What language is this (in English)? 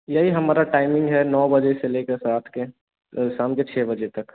Hindi